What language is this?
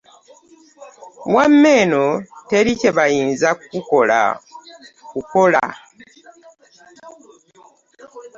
Ganda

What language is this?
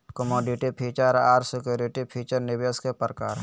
Magahi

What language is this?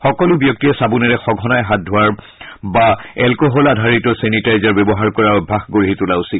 Assamese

